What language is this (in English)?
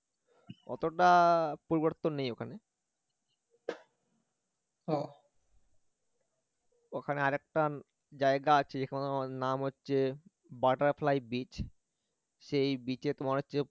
Bangla